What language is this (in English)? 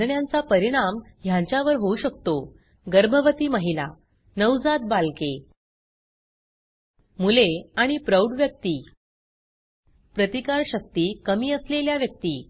Marathi